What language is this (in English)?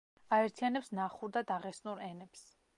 Georgian